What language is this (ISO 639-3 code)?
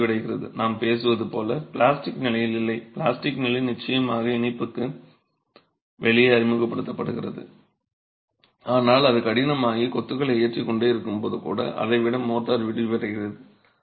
tam